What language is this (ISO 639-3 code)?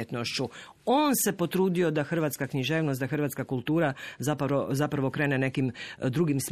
hrv